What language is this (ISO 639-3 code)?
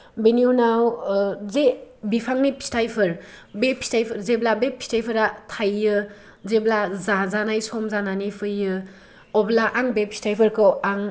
brx